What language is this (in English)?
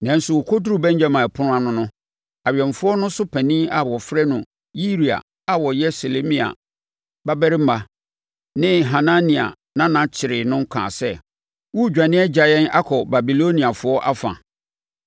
Akan